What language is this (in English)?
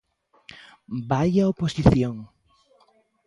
Galician